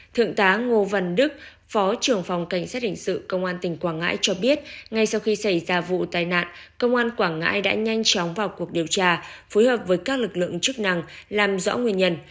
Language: Vietnamese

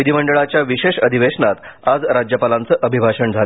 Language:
Marathi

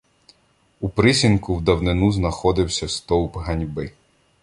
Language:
Ukrainian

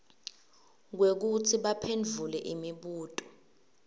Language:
Swati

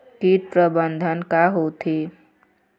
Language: Chhattisgarhi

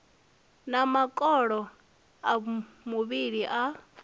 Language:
Venda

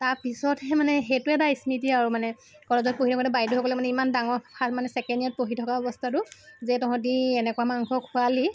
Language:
Assamese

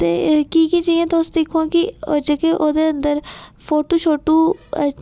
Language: Dogri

